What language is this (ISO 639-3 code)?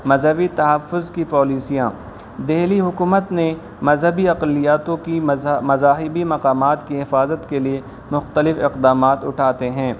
urd